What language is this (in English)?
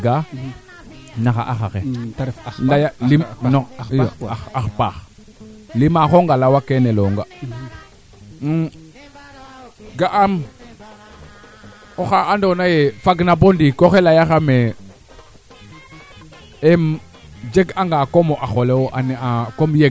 Serer